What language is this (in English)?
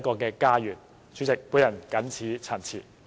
Cantonese